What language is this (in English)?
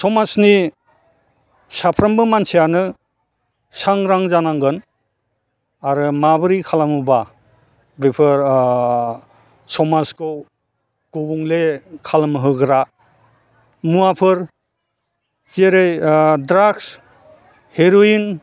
Bodo